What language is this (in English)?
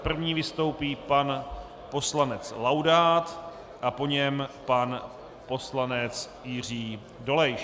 Czech